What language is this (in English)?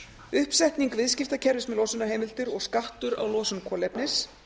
Icelandic